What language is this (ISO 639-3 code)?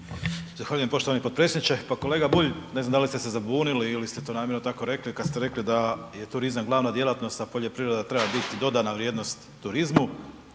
hrv